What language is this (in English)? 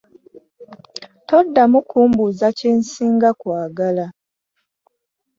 Ganda